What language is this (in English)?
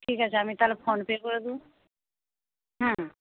Bangla